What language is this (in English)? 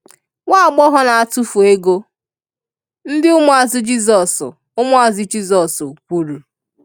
Igbo